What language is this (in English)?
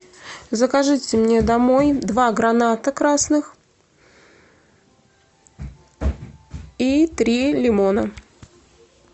Russian